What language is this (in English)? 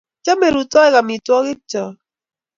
Kalenjin